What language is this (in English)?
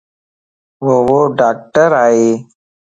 Lasi